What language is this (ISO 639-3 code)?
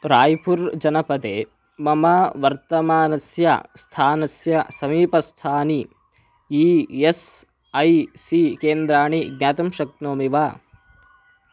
san